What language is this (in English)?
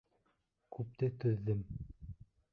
Bashkir